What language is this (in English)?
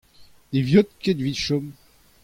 Breton